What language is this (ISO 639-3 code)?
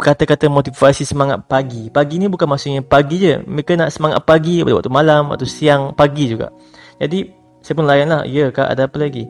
msa